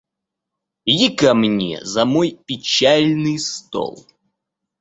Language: Russian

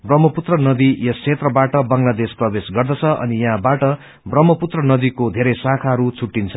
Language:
Nepali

